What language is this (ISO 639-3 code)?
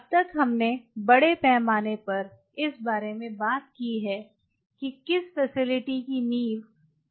hin